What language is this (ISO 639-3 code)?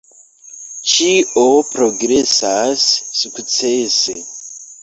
epo